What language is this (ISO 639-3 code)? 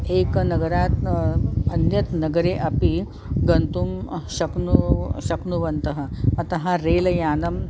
san